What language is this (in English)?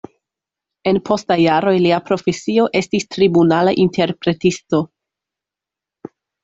Esperanto